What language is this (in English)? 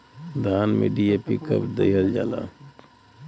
Bhojpuri